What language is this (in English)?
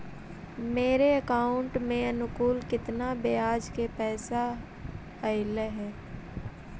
Magahi